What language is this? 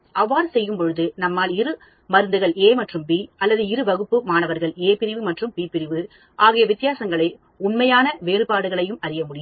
Tamil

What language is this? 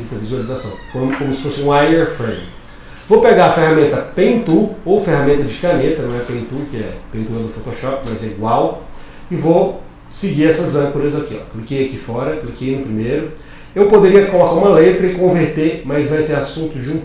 Portuguese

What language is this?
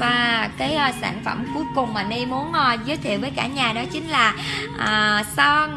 Vietnamese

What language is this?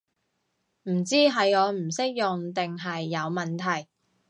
Cantonese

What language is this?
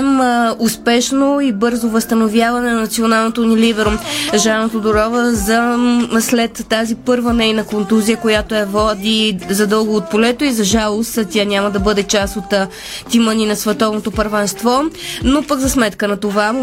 Bulgarian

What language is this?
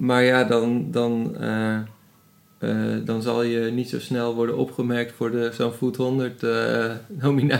Dutch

